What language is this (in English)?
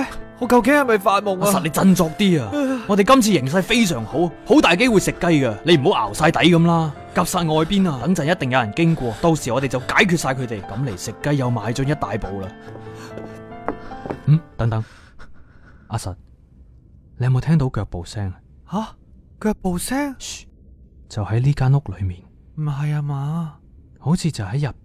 Chinese